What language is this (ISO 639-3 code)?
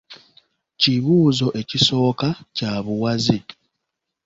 lug